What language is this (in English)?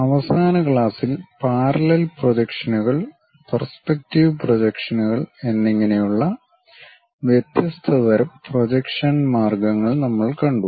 Malayalam